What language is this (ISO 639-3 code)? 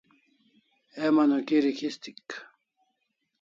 kls